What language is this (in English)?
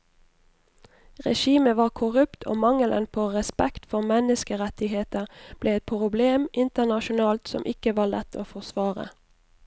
Norwegian